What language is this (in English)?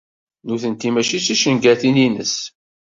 Kabyle